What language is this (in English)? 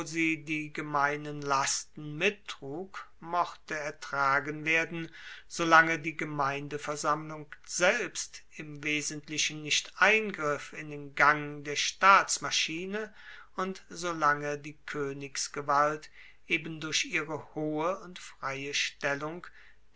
German